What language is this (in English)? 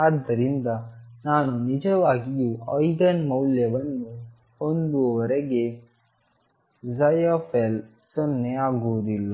Kannada